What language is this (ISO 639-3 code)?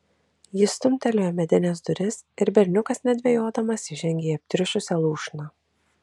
lit